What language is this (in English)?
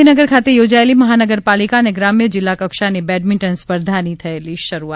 Gujarati